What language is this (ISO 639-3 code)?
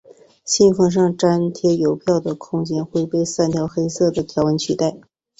zho